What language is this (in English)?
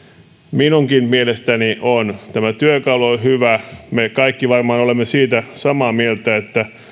Finnish